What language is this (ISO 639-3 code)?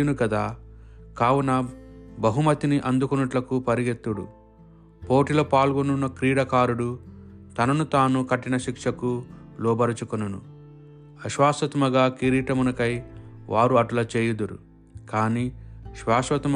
tel